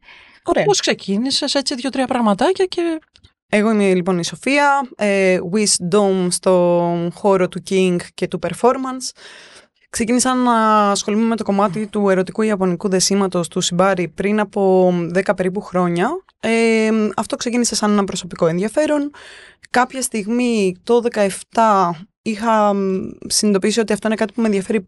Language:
Greek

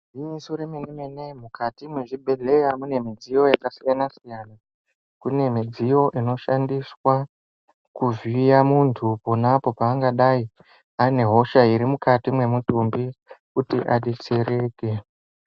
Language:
Ndau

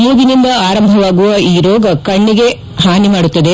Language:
Kannada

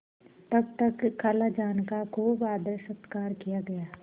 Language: Hindi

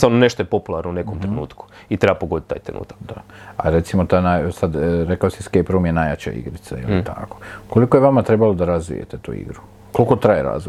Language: Croatian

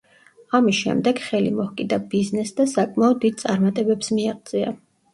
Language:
Georgian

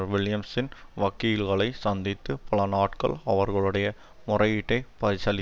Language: Tamil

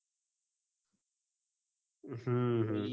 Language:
Gujarati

